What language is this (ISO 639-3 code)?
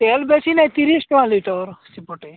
ori